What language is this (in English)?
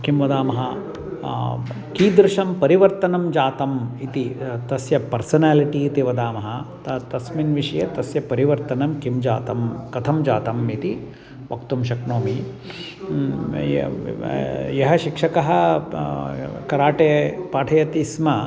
Sanskrit